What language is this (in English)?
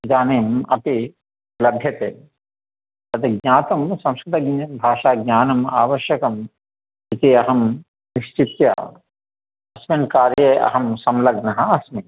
Sanskrit